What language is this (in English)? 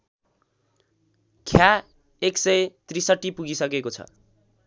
Nepali